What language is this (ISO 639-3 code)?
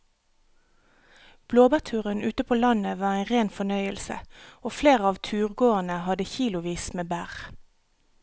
nor